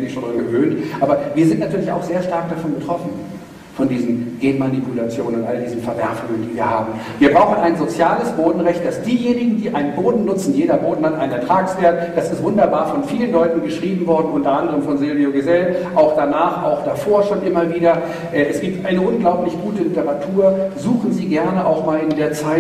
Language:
German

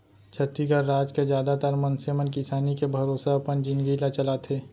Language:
Chhattisgarhi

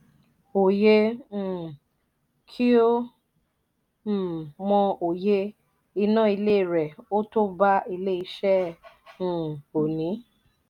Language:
Yoruba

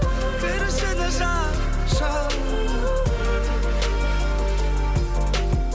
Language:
Kazakh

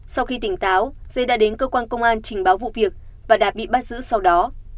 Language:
Vietnamese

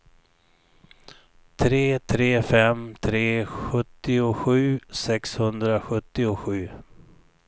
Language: Swedish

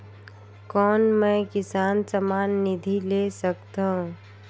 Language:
Chhattisgarhi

